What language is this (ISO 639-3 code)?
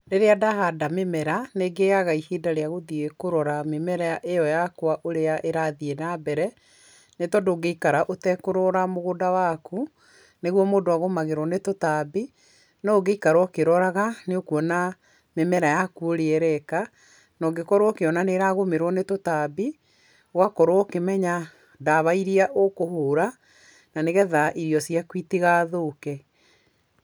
kik